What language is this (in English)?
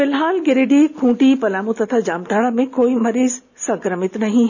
Hindi